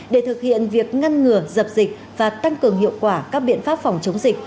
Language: Vietnamese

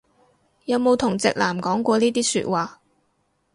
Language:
Cantonese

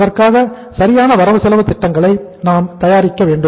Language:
Tamil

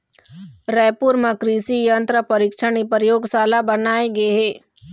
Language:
Chhattisgarhi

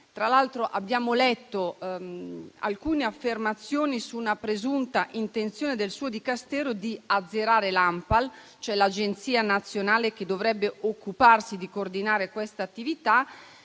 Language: Italian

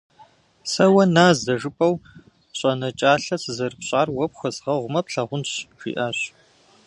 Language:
Kabardian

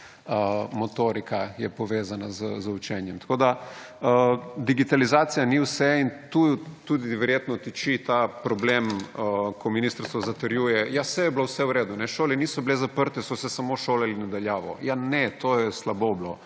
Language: Slovenian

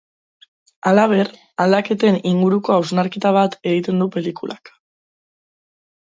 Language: Basque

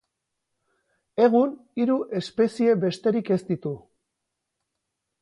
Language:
Basque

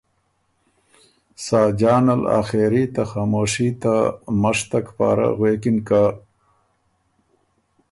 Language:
Ormuri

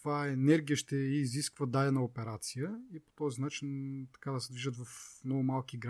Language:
Bulgarian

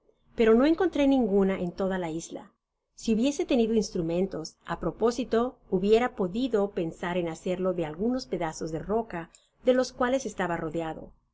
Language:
Spanish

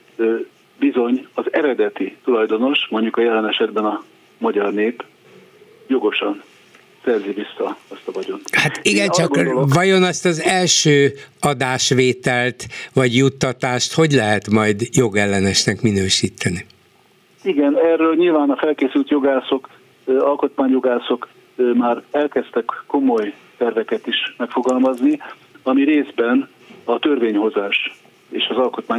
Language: Hungarian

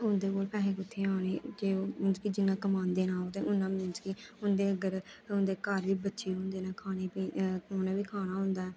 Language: Dogri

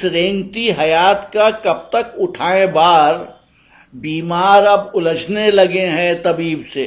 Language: Urdu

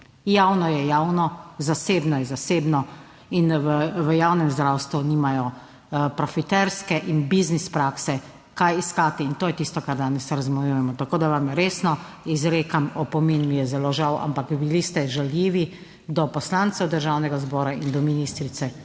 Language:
Slovenian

